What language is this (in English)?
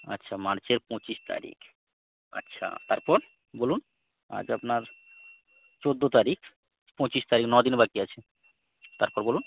Bangla